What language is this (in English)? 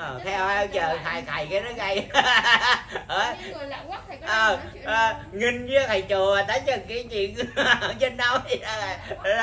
Vietnamese